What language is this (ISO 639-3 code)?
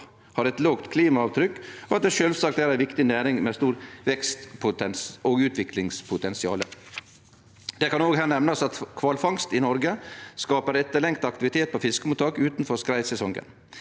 nor